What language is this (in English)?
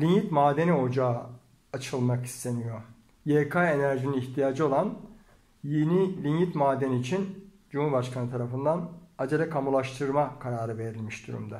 Turkish